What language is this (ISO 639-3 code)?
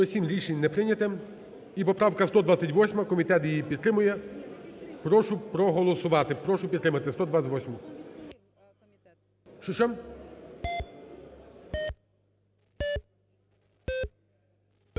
ukr